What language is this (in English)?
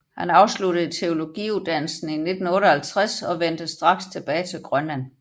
Danish